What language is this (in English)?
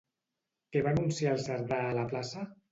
Catalan